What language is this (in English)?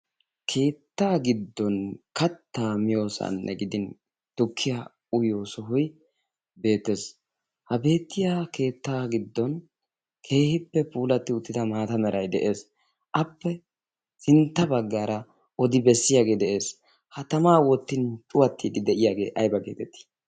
Wolaytta